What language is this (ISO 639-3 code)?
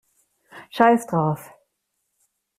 deu